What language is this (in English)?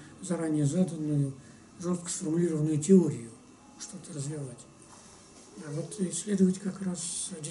Russian